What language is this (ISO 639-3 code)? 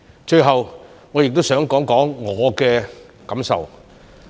yue